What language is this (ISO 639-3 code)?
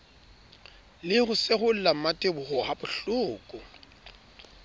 sot